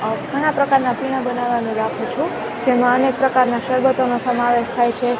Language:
Gujarati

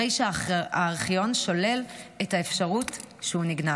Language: Hebrew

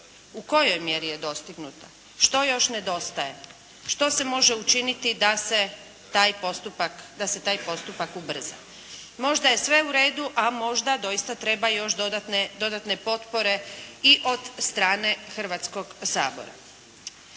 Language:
Croatian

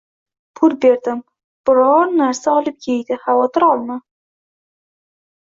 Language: Uzbek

